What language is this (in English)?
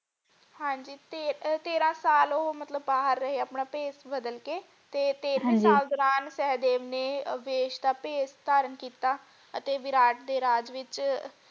Punjabi